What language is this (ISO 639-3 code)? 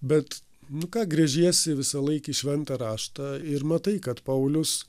lit